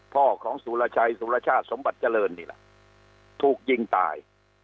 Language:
Thai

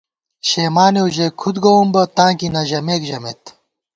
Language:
Gawar-Bati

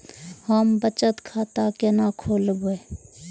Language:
Maithili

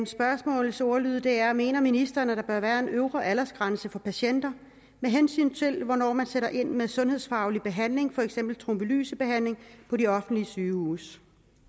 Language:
Danish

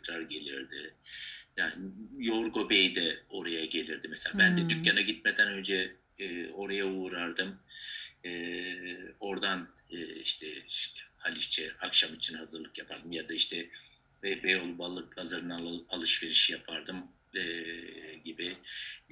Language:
Turkish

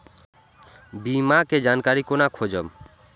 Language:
Maithili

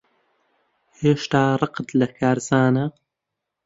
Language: Central Kurdish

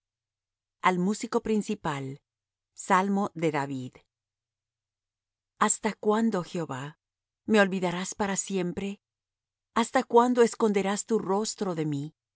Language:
Spanish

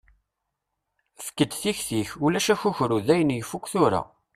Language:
Kabyle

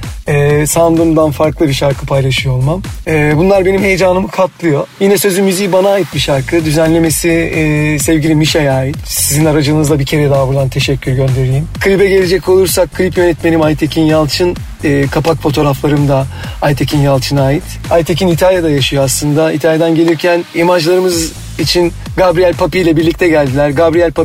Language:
Turkish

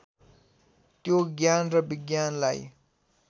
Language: Nepali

